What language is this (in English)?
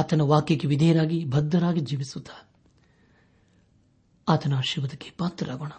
Kannada